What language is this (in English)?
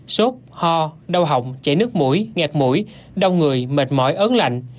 Vietnamese